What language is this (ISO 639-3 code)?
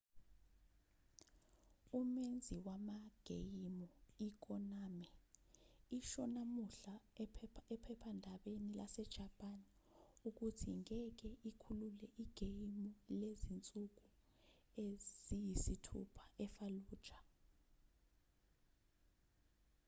zul